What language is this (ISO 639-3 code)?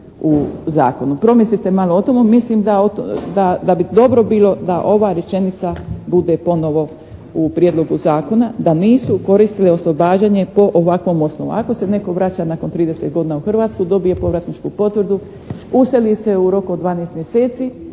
hrv